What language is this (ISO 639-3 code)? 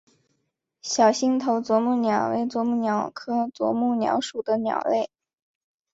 zho